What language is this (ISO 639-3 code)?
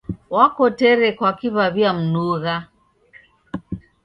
dav